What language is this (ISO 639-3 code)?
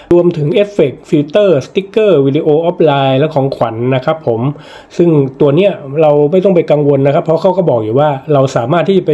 tha